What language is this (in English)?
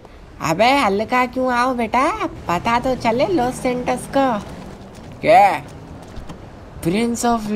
Thai